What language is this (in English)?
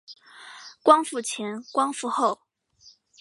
Chinese